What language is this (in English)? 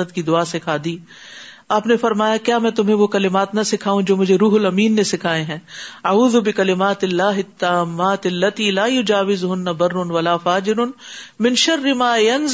Urdu